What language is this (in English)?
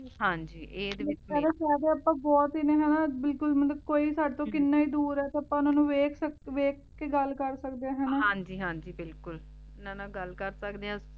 Punjabi